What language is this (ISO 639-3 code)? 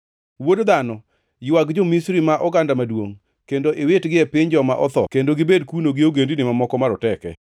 luo